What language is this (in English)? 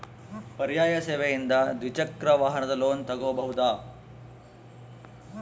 Kannada